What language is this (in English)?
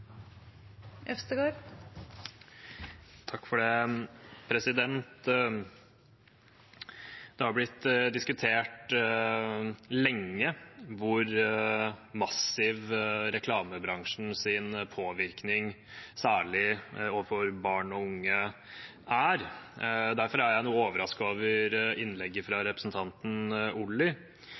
Norwegian Bokmål